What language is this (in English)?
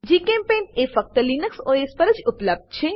Gujarati